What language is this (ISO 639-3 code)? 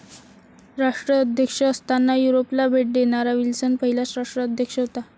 mar